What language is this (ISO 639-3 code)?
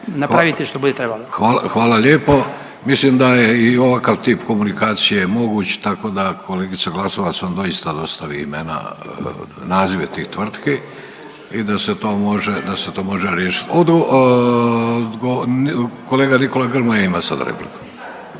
hrv